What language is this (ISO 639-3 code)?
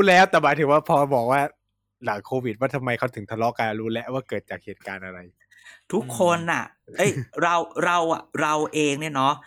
tha